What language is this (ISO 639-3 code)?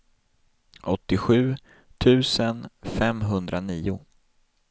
swe